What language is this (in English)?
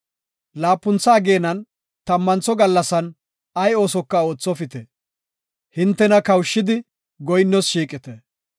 Gofa